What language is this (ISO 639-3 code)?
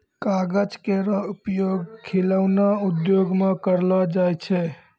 mai